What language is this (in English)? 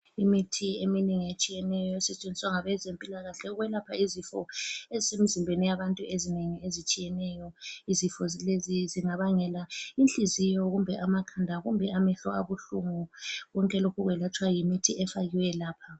North Ndebele